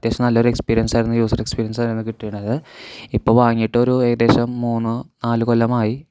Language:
Malayalam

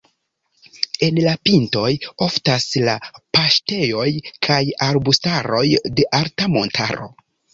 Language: Esperanto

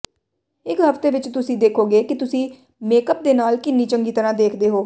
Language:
Punjabi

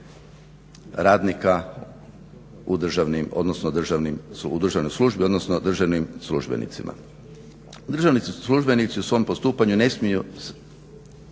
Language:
Croatian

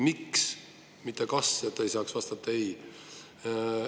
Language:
Estonian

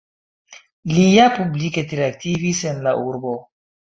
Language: Esperanto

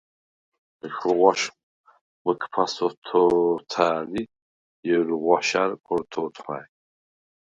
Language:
Svan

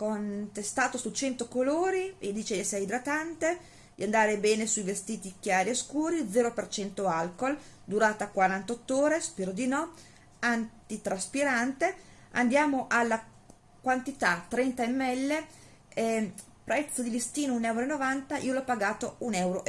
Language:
Italian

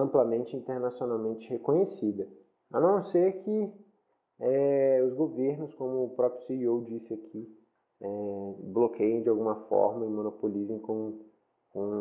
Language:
Portuguese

